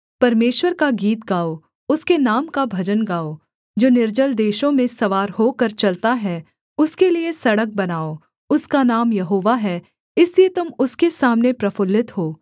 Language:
Hindi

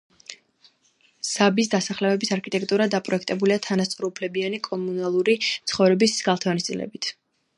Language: Georgian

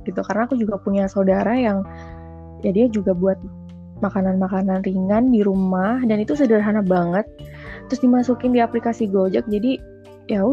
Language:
Indonesian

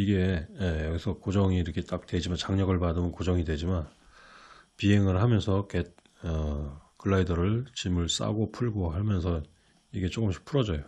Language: Korean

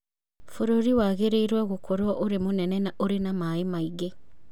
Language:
Kikuyu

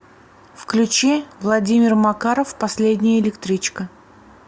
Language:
Russian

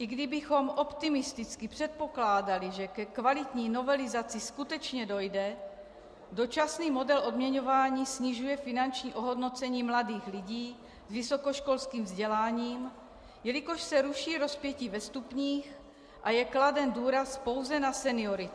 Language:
Czech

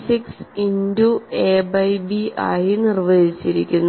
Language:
Malayalam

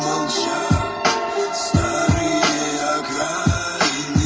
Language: Russian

